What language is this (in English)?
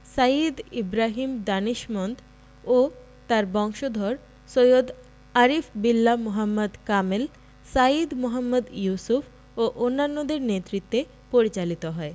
Bangla